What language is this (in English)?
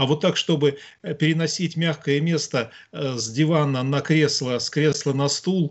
Russian